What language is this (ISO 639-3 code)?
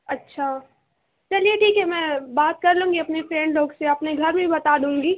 urd